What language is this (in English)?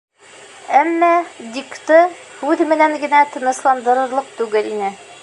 Bashkir